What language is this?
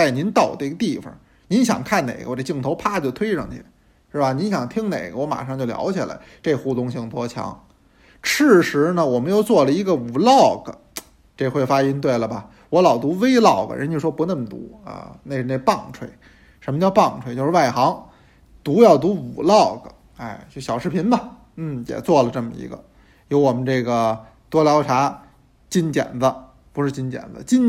Chinese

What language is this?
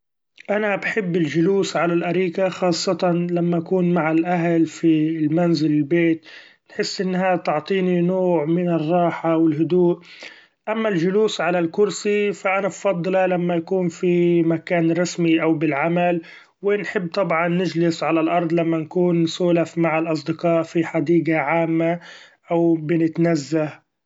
Gulf Arabic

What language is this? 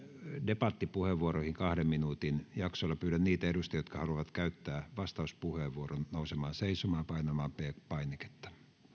Finnish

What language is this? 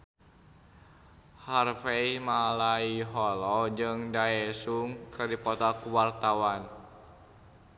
Sundanese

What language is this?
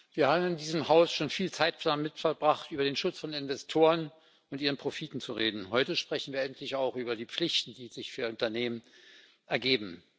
German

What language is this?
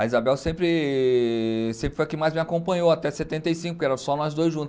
Portuguese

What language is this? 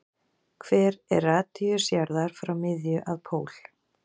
Icelandic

